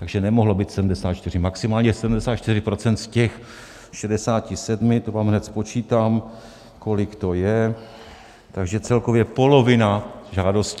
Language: Czech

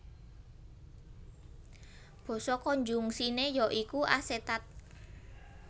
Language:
Javanese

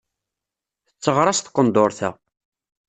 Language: Kabyle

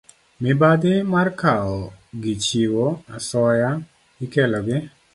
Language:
Luo (Kenya and Tanzania)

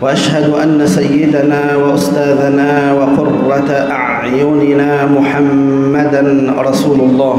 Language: Arabic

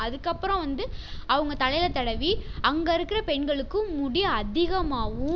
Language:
Tamil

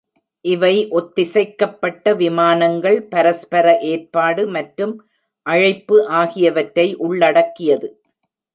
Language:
Tamil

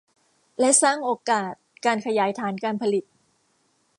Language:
Thai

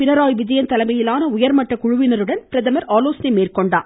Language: Tamil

